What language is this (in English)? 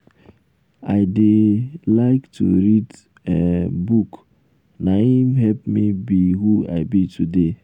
Nigerian Pidgin